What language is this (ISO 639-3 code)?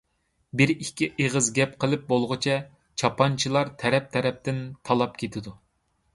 uig